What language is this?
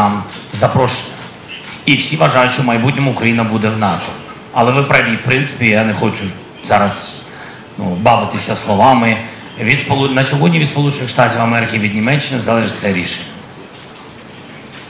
Ukrainian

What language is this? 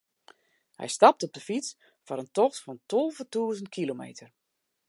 Western Frisian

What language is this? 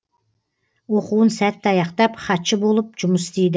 Kazakh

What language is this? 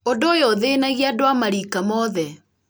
Kikuyu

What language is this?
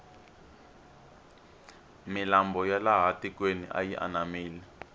Tsonga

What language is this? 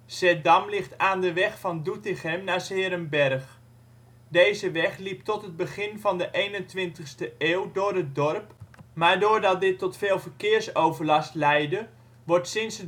Dutch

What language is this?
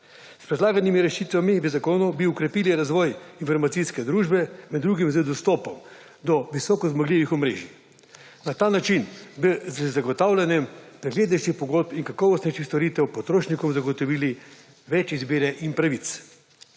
Slovenian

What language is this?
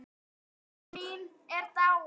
Icelandic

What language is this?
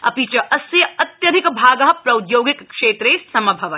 Sanskrit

